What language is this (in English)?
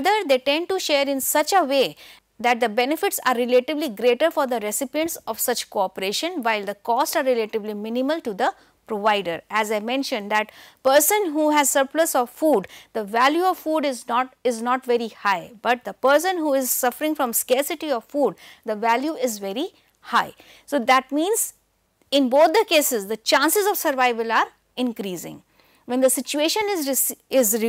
English